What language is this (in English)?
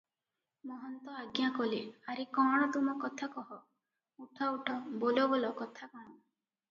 Odia